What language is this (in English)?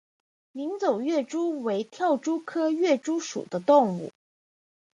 Chinese